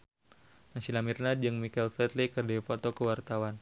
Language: Sundanese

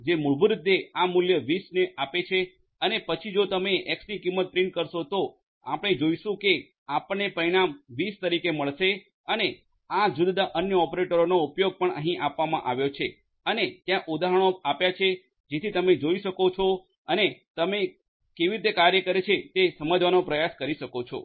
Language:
Gujarati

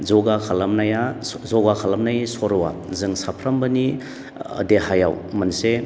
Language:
Bodo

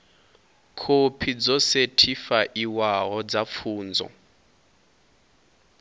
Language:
Venda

